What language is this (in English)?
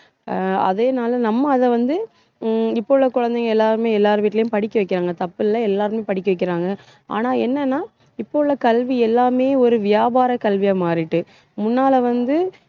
Tamil